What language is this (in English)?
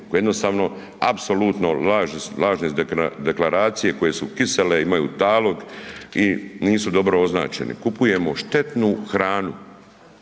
Croatian